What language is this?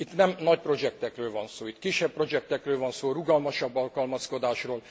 Hungarian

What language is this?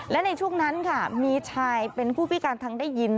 Thai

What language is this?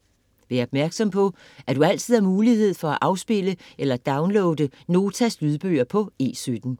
Danish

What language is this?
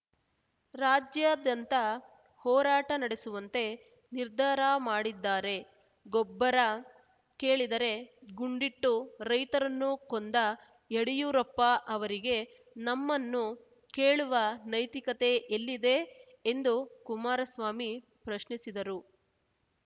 Kannada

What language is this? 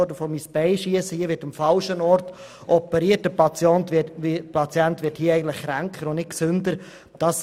Swiss German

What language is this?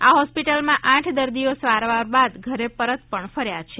Gujarati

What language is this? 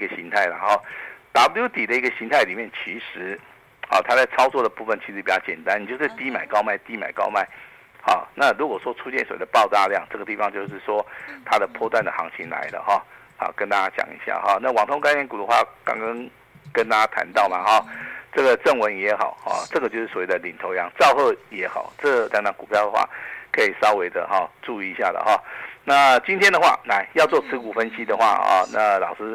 Chinese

